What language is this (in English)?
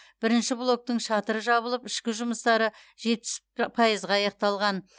Kazakh